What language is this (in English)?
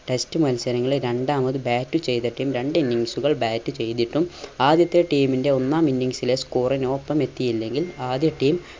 Malayalam